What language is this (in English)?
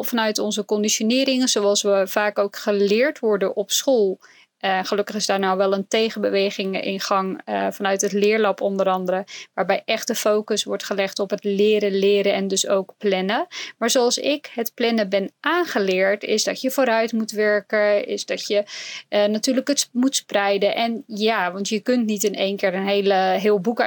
Dutch